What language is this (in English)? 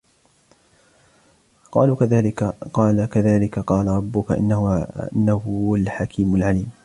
Arabic